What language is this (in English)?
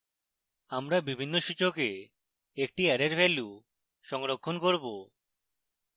Bangla